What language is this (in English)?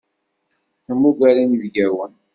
Kabyle